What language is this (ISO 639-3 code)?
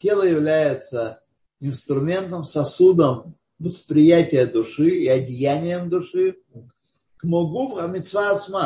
rus